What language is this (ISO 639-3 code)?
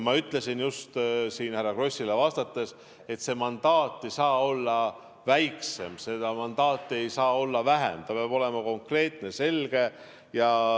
est